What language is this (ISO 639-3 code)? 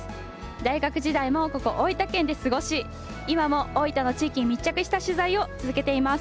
jpn